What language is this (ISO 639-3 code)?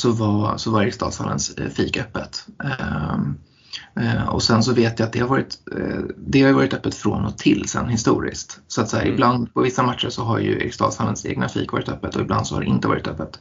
swe